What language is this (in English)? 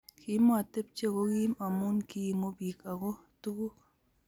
Kalenjin